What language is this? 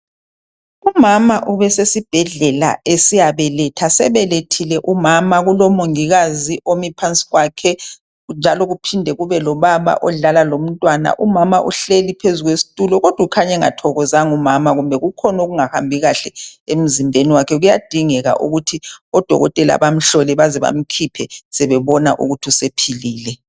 North Ndebele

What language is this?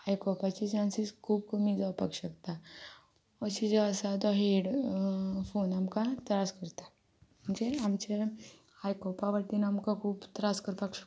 Konkani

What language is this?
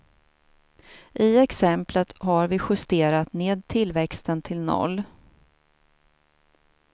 Swedish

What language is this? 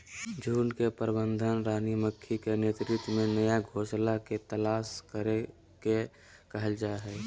Magahi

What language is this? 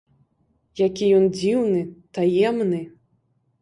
Belarusian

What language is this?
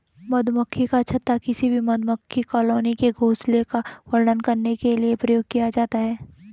Hindi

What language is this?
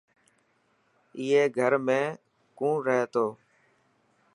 Dhatki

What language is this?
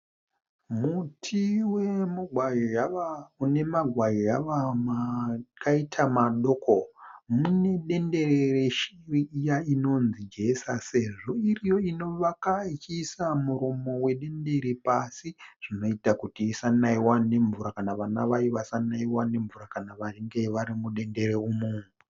Shona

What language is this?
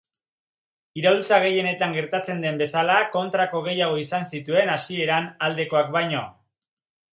Basque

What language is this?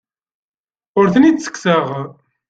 Kabyle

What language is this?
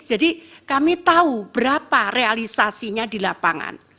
Indonesian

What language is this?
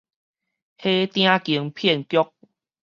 Min Nan Chinese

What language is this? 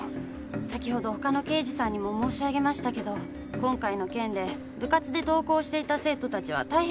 Japanese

